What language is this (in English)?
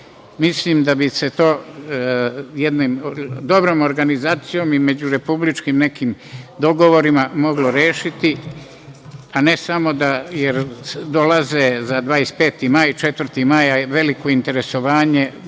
Serbian